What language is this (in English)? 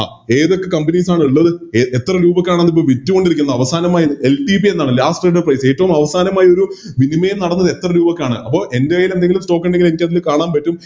Malayalam